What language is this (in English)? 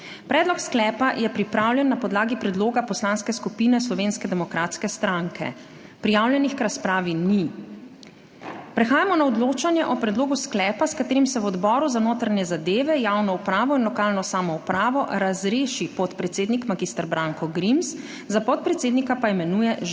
Slovenian